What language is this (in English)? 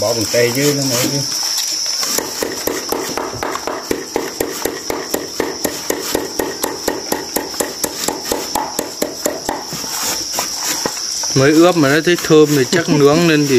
Vietnamese